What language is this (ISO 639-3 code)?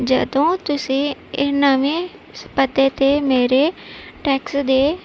pan